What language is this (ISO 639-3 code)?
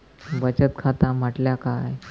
mar